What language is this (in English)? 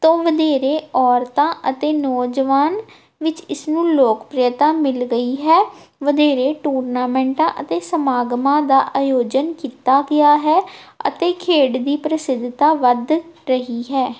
Punjabi